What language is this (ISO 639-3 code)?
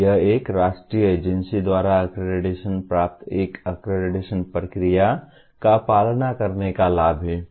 hin